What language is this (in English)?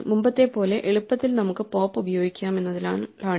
Malayalam